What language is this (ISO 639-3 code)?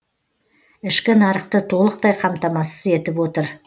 kaz